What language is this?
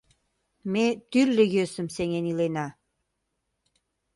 Mari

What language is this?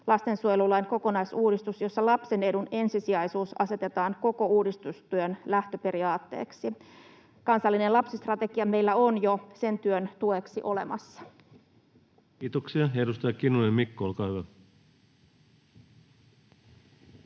Finnish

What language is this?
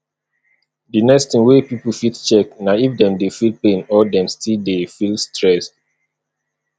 Nigerian Pidgin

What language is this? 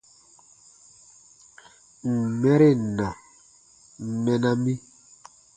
Baatonum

